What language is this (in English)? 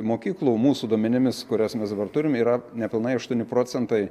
Lithuanian